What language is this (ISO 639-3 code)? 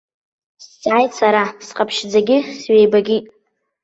abk